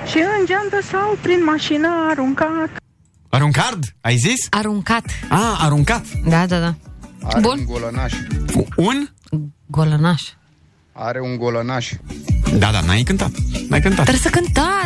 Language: Romanian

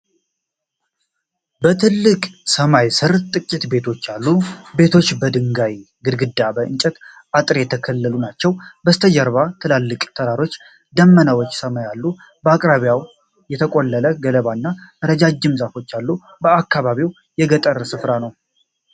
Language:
Amharic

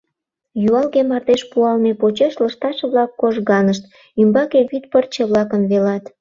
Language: Mari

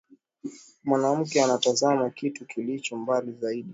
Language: Swahili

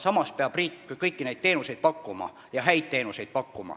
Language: Estonian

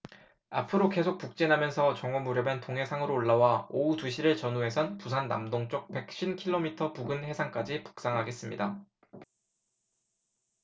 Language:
Korean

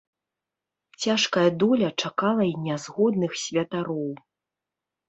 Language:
Belarusian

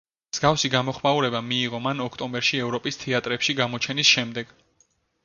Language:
Georgian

